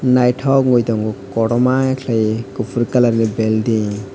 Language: Kok Borok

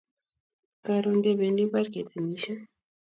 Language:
Kalenjin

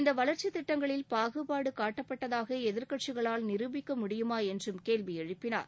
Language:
Tamil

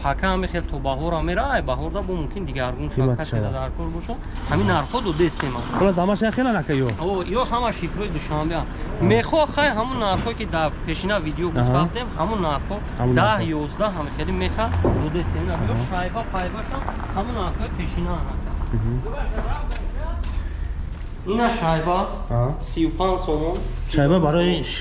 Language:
Turkish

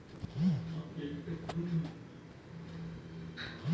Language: Telugu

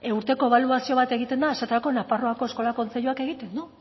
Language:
Basque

